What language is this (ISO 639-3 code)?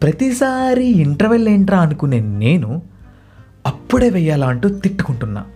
tel